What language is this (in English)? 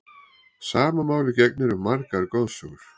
Icelandic